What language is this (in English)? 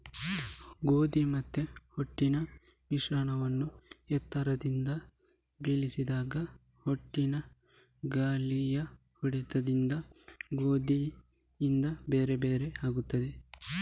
Kannada